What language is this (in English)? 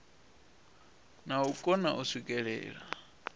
Venda